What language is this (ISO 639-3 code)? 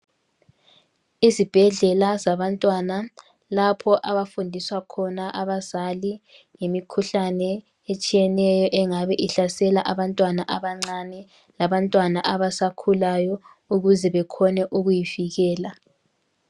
nde